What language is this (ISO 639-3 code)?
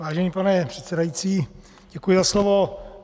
ces